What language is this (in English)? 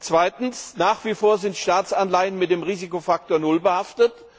German